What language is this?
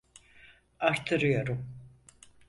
Turkish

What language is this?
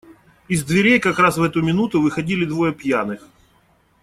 Russian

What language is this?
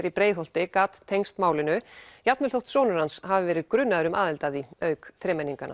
Icelandic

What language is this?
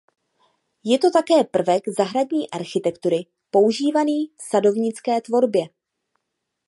Czech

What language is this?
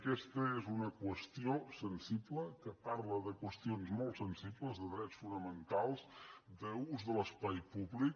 Catalan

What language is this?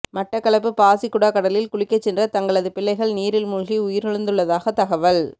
Tamil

